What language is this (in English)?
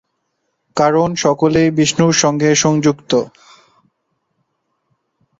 Bangla